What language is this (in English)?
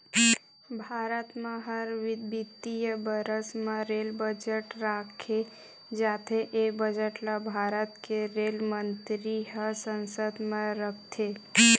Chhattisgarhi